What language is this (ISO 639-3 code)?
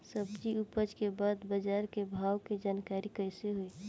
bho